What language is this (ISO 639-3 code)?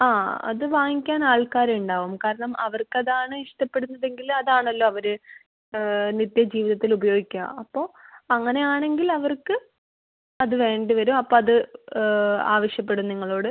mal